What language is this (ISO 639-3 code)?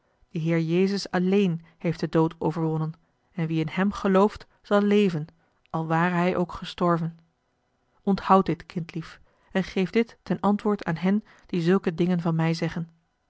nld